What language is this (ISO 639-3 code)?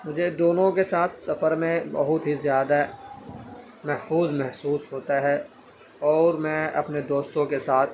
urd